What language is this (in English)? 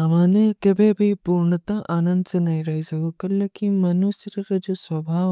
Kui (India)